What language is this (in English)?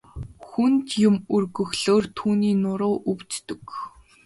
Mongolian